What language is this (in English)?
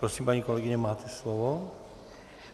Czech